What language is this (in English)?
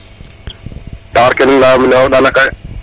Serer